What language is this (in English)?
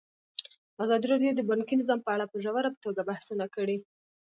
Pashto